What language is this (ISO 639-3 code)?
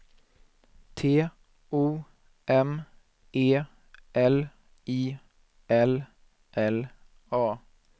swe